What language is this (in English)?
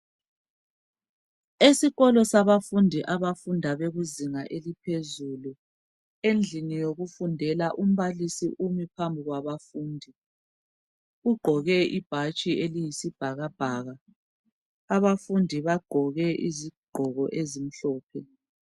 North Ndebele